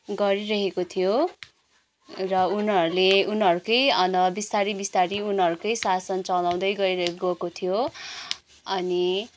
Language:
Nepali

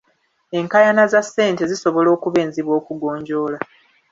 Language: Ganda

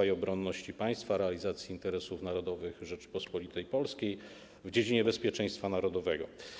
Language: Polish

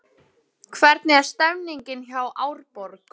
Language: Icelandic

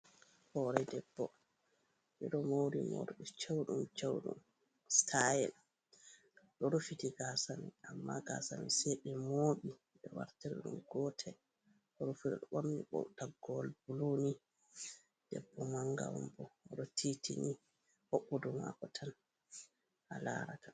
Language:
Fula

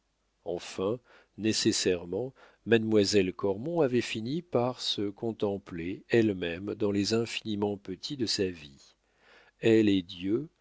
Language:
French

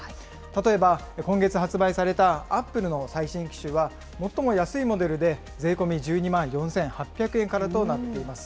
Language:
Japanese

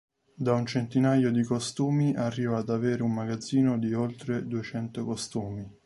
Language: Italian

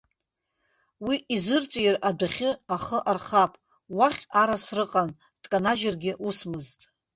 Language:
Abkhazian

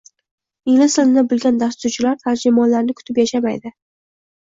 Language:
Uzbek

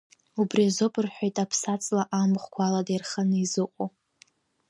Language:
Abkhazian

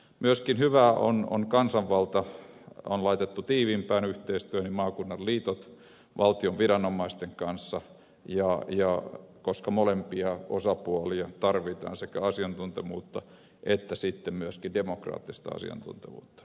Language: Finnish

